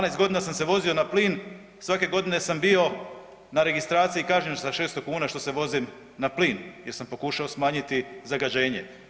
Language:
Croatian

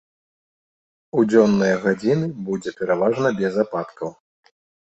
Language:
Belarusian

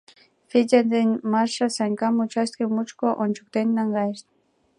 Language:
Mari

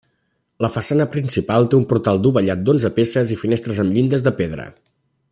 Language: Catalan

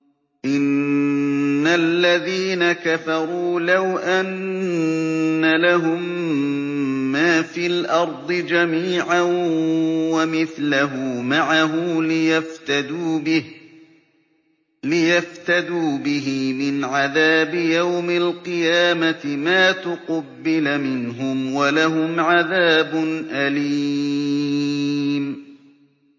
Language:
Arabic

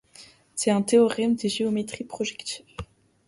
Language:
French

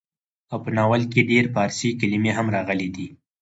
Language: Pashto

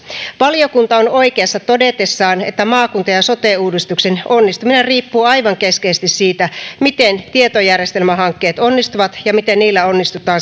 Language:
Finnish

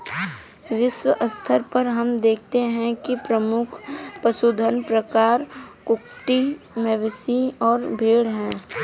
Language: Hindi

